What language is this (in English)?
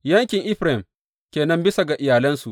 Hausa